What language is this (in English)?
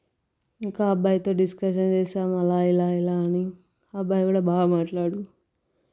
Telugu